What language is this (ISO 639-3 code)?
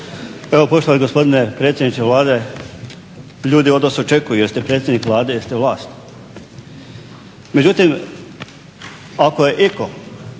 hrv